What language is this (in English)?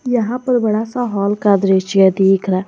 Hindi